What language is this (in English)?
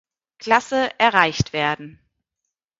German